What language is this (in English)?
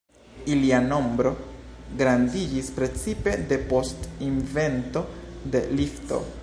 Esperanto